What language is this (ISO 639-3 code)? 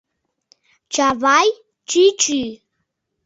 chm